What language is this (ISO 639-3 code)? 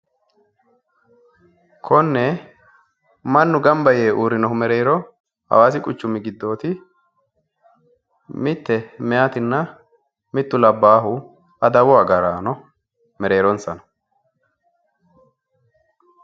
sid